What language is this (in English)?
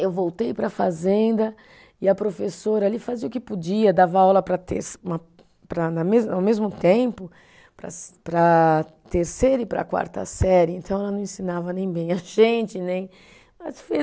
Portuguese